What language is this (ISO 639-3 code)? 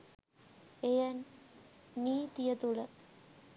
sin